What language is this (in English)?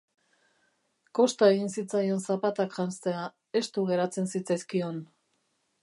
Basque